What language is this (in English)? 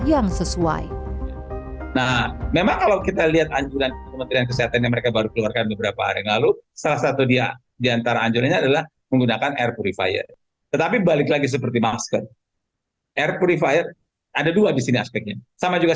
Indonesian